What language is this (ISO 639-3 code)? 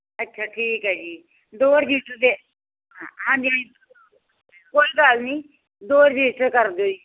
pan